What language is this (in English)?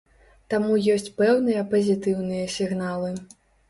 Belarusian